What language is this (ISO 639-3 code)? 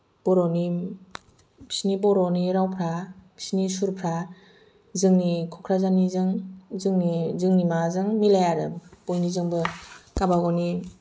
brx